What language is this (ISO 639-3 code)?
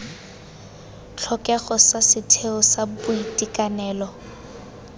tsn